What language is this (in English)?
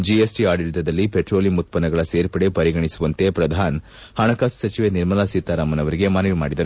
Kannada